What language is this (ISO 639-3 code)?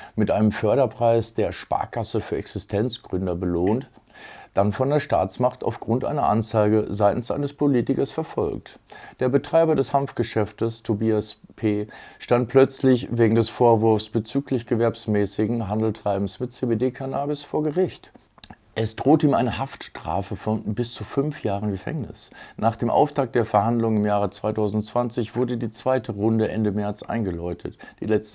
deu